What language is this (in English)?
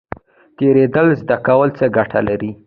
Pashto